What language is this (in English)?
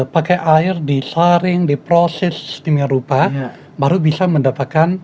Indonesian